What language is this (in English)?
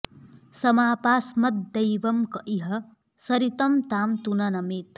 Sanskrit